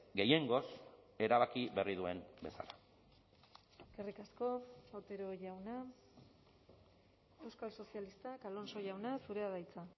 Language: Basque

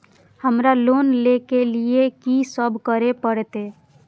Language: Maithili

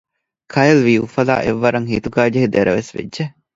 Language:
Divehi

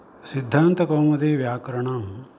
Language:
Sanskrit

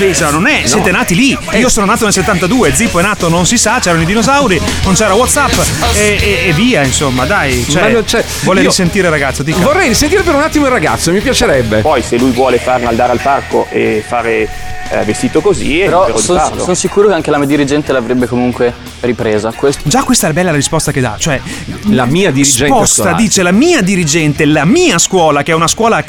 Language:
Italian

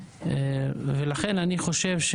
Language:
Hebrew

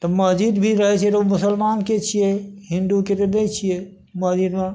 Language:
Maithili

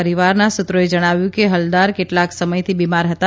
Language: Gujarati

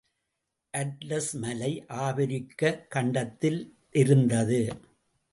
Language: Tamil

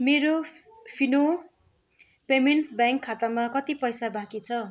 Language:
Nepali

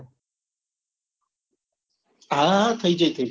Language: Gujarati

